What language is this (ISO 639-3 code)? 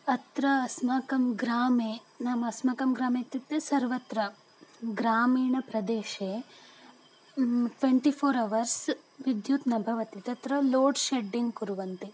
san